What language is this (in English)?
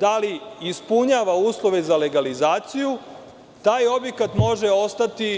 Serbian